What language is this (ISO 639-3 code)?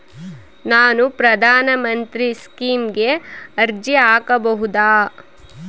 kan